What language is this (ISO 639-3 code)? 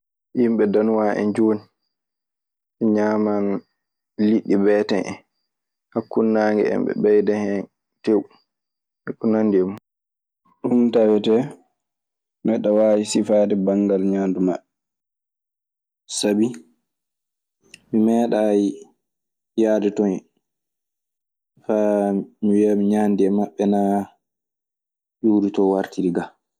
ffm